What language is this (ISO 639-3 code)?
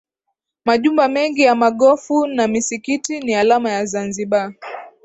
swa